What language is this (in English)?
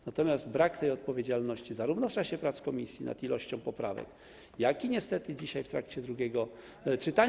Polish